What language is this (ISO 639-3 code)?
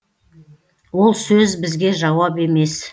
kaz